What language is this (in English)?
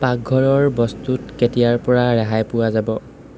Assamese